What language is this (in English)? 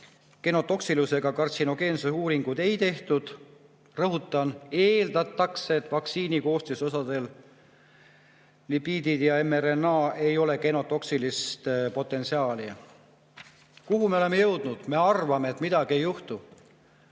Estonian